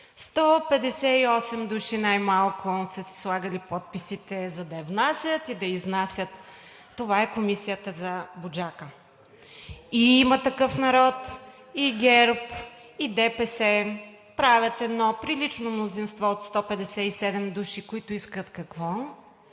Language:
Bulgarian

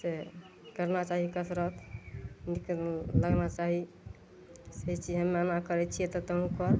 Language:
Maithili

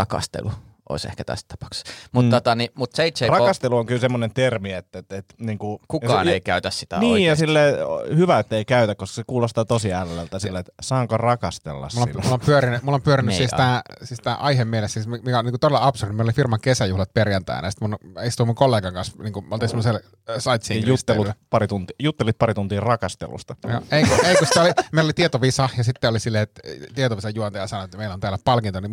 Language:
Finnish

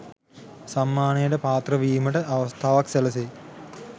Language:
Sinhala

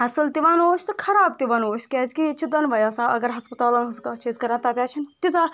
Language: Kashmiri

